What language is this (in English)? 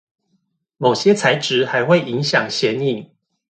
Chinese